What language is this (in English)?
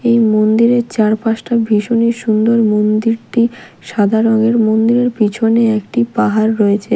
Bangla